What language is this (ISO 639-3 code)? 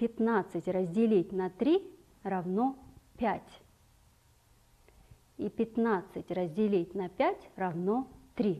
rus